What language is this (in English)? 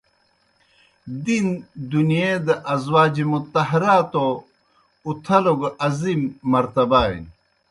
Kohistani Shina